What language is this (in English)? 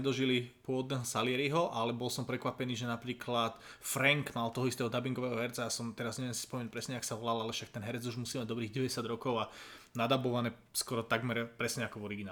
Slovak